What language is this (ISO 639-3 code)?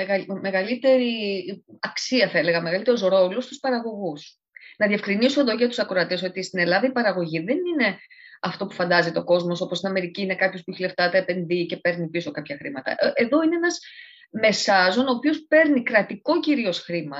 ell